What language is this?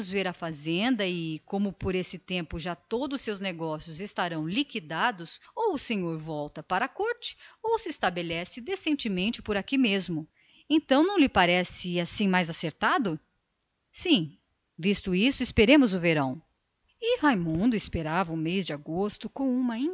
Portuguese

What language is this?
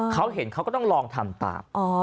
Thai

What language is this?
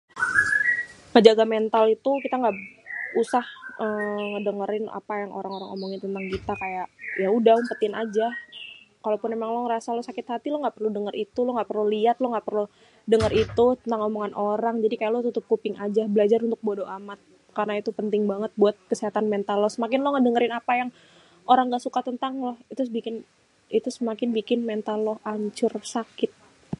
Betawi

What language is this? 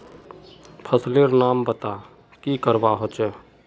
Magahi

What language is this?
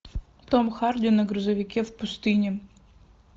Russian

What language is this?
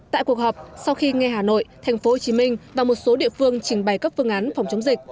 Vietnamese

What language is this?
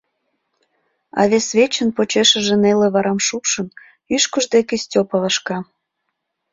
Mari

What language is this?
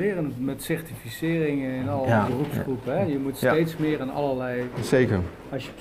Dutch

